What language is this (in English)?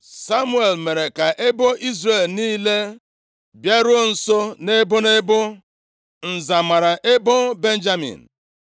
Igbo